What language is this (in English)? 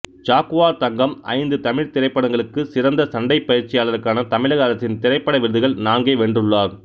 Tamil